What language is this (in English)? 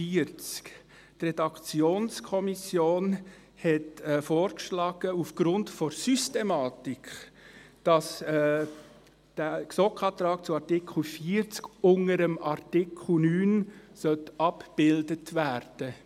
Swiss German